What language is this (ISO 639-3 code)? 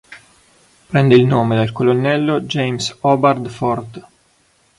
ita